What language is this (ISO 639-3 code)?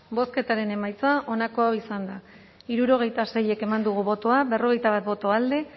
eus